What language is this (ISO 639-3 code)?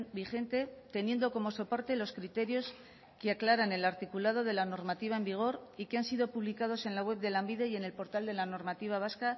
spa